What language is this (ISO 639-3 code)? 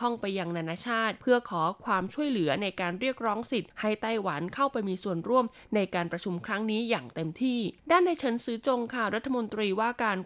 tha